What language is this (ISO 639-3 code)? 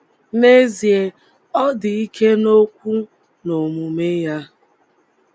ibo